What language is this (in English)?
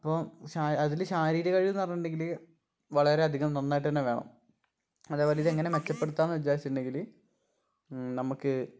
Malayalam